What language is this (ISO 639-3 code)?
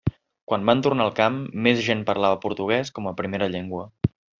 cat